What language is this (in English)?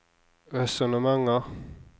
Norwegian